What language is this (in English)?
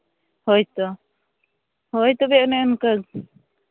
Santali